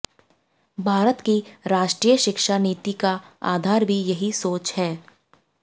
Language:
Hindi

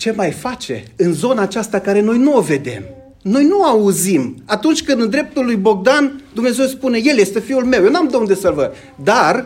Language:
Romanian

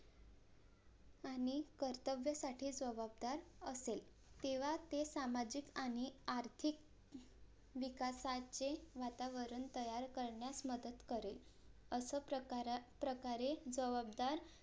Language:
Marathi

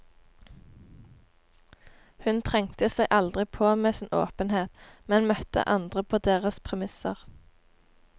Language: Norwegian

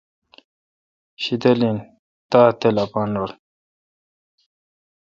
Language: Kalkoti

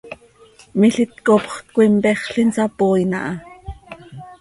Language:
Seri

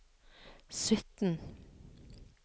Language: Norwegian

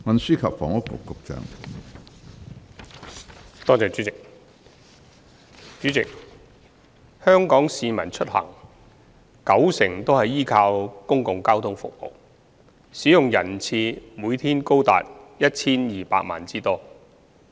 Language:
Cantonese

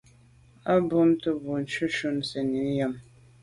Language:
Medumba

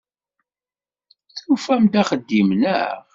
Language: Kabyle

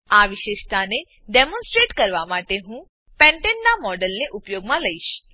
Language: Gujarati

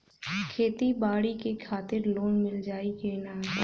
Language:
Bhojpuri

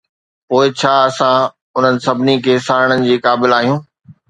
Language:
Sindhi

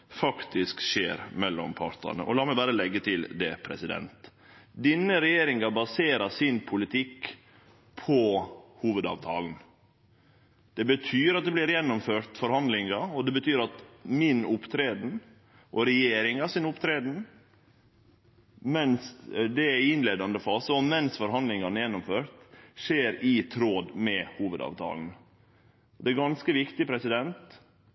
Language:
Norwegian Nynorsk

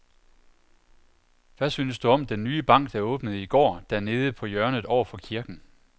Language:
Danish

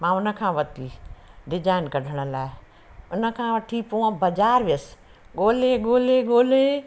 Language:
Sindhi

